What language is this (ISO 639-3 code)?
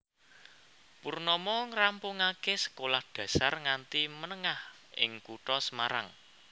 jav